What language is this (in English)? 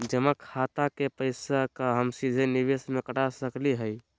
Magahi